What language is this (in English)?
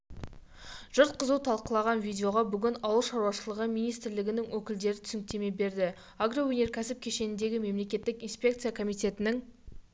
Kazakh